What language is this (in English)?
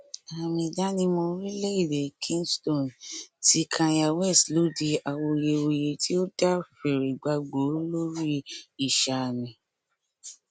Yoruba